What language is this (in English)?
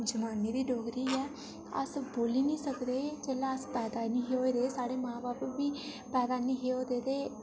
Dogri